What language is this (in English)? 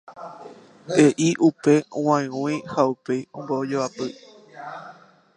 Guarani